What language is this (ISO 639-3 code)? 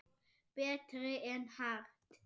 isl